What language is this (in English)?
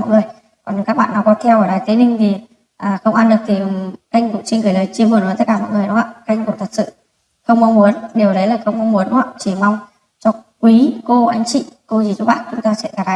Vietnamese